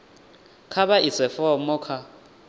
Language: Venda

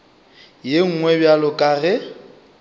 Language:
Northern Sotho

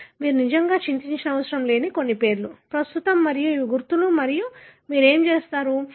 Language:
Telugu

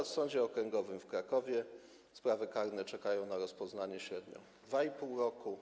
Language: Polish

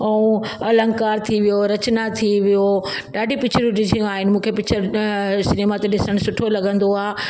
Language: Sindhi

